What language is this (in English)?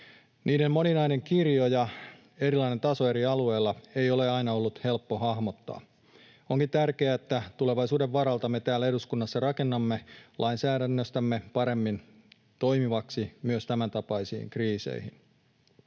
Finnish